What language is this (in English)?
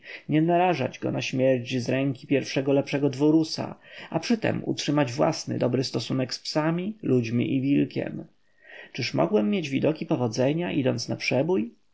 Polish